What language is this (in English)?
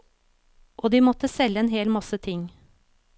Norwegian